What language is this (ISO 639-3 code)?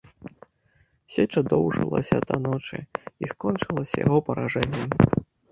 bel